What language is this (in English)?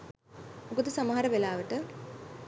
Sinhala